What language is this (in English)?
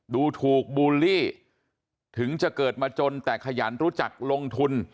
Thai